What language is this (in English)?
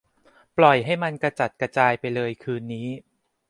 Thai